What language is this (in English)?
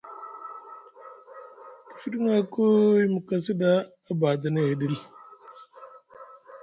Musgu